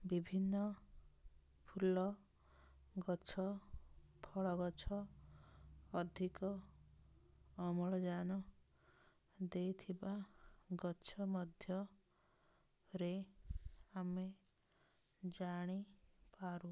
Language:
Odia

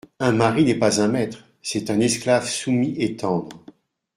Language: French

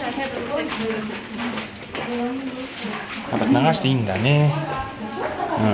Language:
Japanese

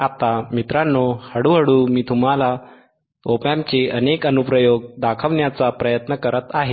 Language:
Marathi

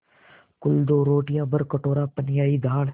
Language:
Hindi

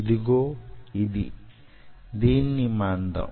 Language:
Telugu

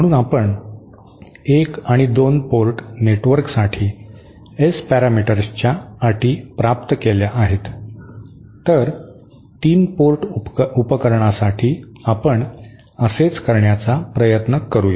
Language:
Marathi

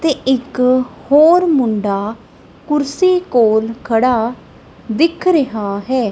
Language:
Punjabi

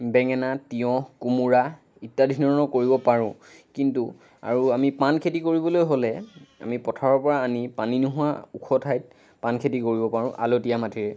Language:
Assamese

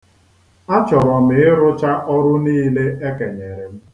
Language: Igbo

